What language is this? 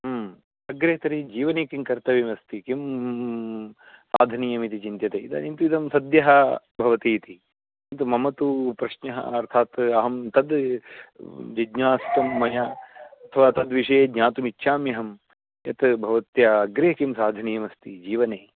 Sanskrit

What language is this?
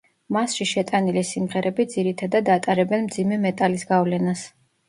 Georgian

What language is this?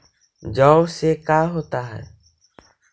Magahi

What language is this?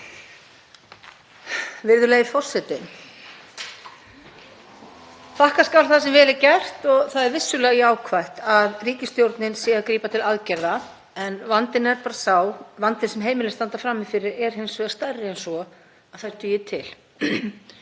Icelandic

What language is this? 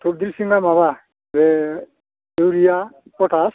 Bodo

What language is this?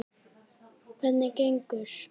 Icelandic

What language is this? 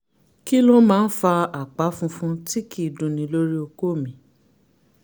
Yoruba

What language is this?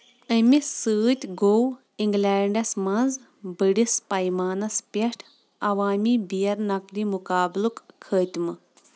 Kashmiri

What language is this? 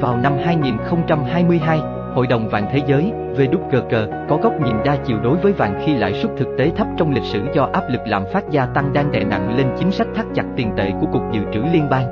Vietnamese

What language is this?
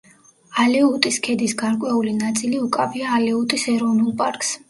Georgian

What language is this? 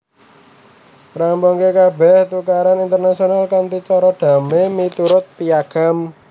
Javanese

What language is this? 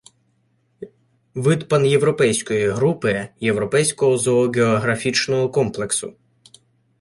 Ukrainian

